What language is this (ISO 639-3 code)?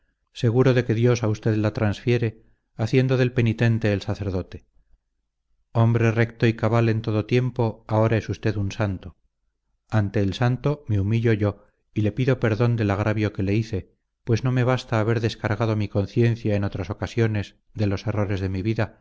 spa